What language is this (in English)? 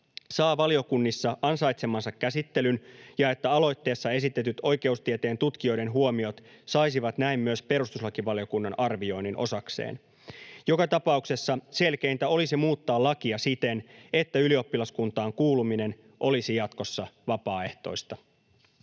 Finnish